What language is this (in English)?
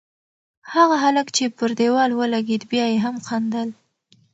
Pashto